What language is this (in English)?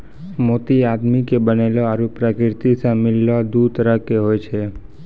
Maithili